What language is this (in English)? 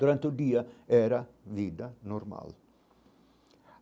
Portuguese